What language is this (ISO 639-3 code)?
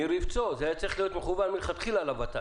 heb